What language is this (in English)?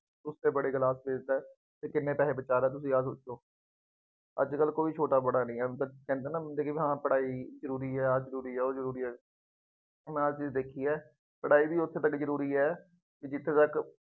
Punjabi